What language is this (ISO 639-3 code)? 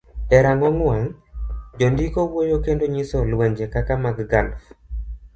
luo